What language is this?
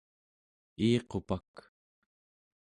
Central Yupik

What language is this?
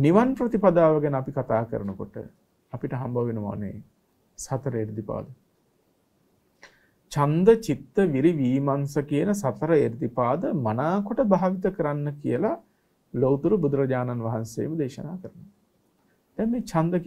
Turkish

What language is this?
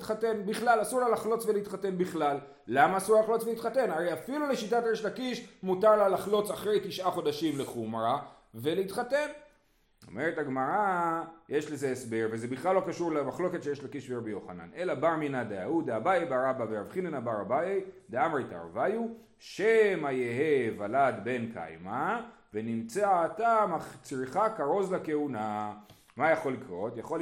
Hebrew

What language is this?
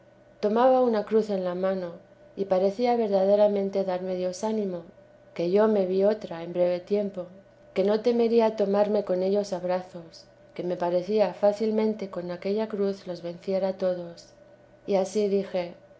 Spanish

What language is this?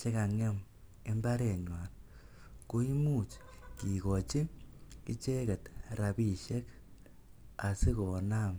Kalenjin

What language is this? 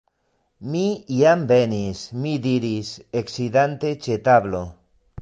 Esperanto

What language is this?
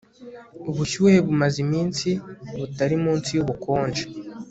Kinyarwanda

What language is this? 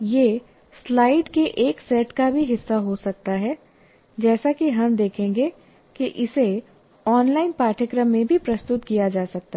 Hindi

